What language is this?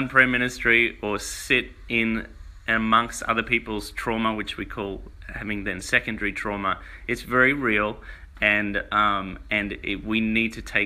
English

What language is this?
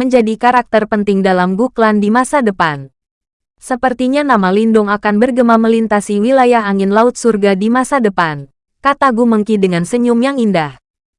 Indonesian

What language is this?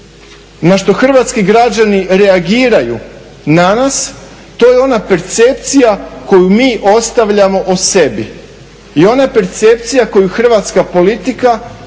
Croatian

